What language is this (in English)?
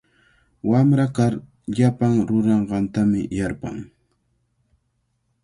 Cajatambo North Lima Quechua